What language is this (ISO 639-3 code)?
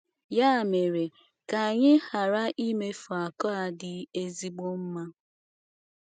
ibo